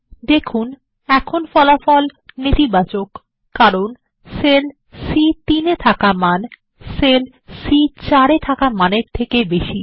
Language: Bangla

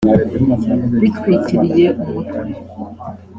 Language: Kinyarwanda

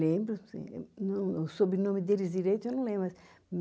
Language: Portuguese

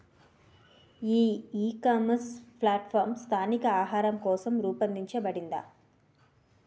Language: Telugu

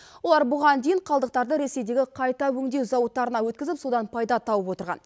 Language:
Kazakh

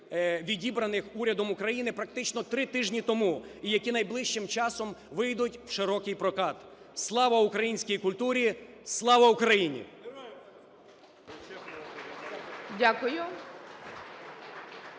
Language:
Ukrainian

